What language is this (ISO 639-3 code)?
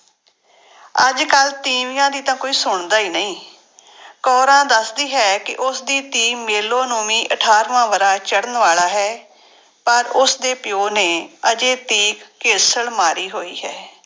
pan